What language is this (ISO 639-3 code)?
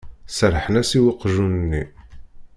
kab